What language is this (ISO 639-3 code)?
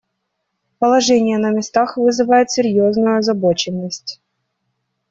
rus